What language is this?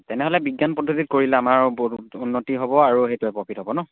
Assamese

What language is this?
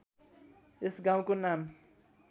Nepali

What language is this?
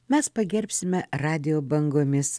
Lithuanian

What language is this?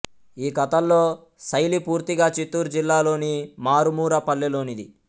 Telugu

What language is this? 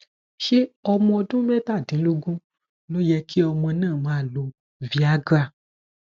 Yoruba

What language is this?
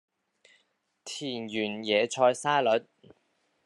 Cantonese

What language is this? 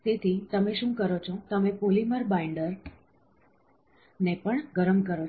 Gujarati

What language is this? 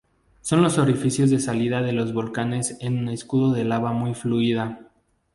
Spanish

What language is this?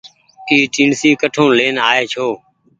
Goaria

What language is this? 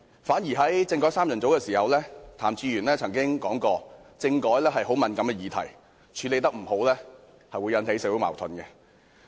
Cantonese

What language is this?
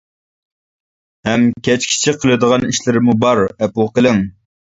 Uyghur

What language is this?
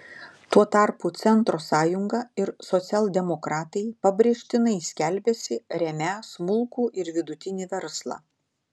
Lithuanian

